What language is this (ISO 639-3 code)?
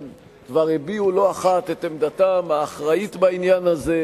heb